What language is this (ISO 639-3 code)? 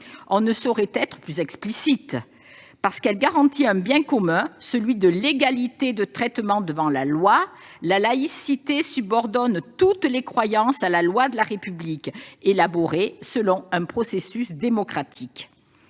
fra